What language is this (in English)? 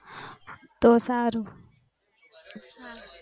Gujarati